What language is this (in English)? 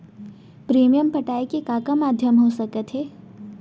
Chhattisgarhi